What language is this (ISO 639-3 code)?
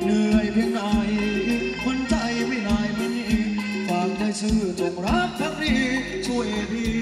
tha